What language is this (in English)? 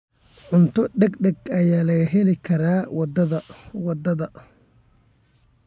Somali